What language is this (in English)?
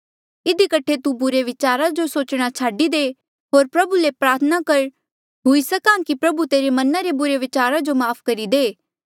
Mandeali